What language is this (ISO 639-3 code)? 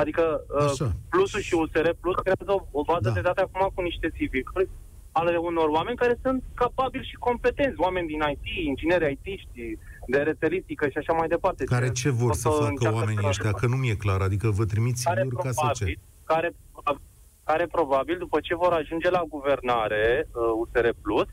ron